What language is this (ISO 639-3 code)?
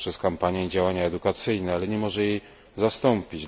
pol